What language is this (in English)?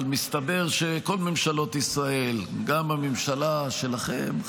Hebrew